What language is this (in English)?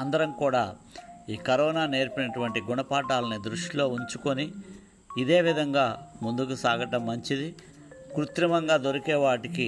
Telugu